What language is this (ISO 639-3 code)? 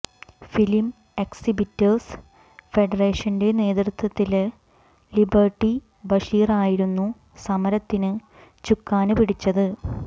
mal